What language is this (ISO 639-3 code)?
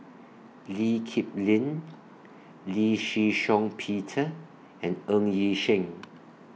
eng